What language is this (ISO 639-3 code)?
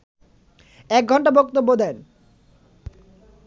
ben